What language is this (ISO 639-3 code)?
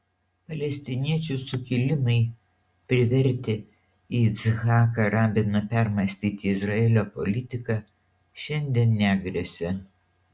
lit